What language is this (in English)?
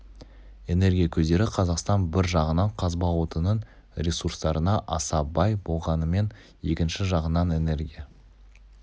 Kazakh